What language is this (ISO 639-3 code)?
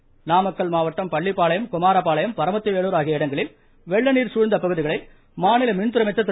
tam